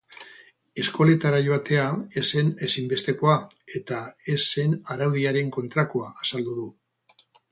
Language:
Basque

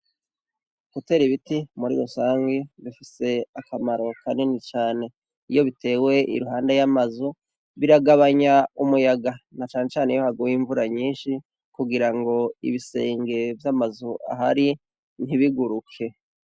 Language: Rundi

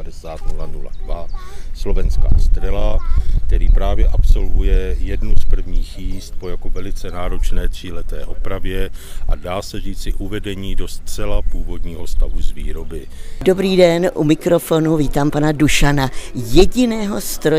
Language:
Czech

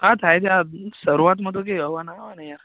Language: Gujarati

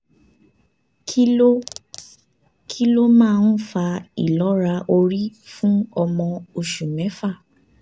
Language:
Yoruba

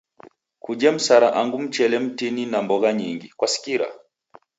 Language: Taita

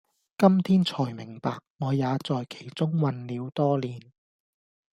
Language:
Cantonese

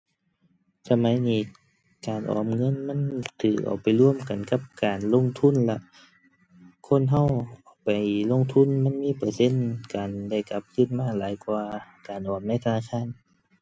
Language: Thai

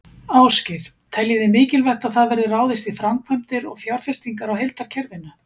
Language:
Icelandic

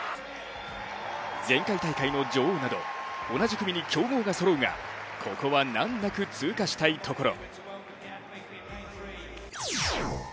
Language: Japanese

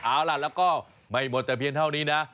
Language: Thai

